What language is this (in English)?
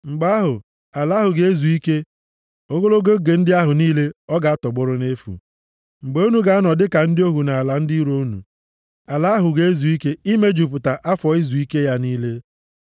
Igbo